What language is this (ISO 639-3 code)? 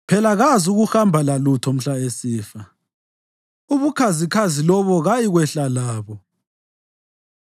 nde